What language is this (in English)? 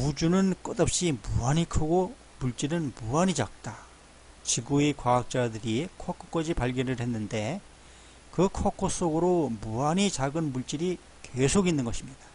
Korean